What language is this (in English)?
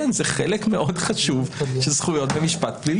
Hebrew